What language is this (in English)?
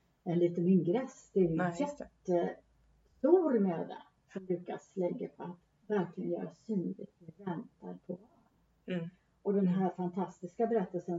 Swedish